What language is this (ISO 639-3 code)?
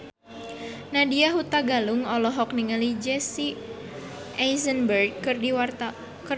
sun